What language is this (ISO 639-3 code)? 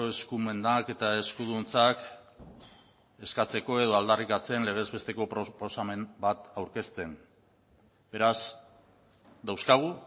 eus